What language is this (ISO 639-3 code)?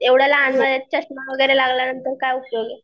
mar